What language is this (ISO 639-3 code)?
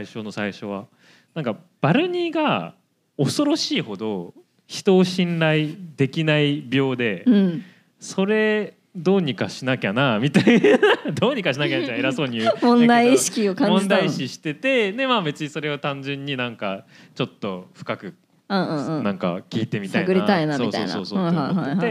jpn